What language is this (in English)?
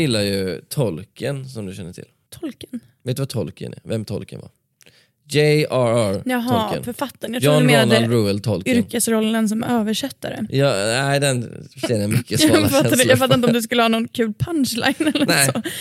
Swedish